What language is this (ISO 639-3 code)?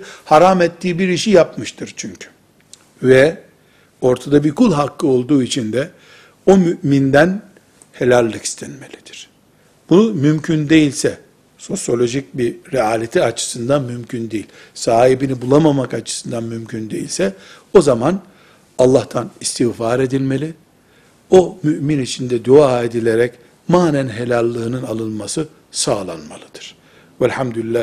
tur